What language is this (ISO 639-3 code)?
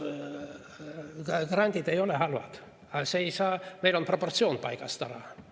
est